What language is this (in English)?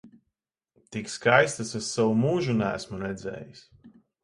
Latvian